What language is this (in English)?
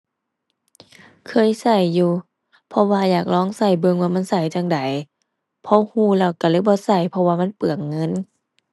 Thai